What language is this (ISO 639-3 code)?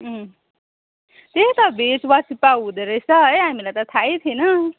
nep